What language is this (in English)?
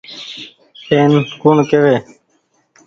Goaria